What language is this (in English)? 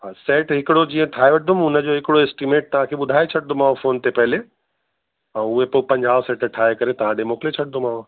Sindhi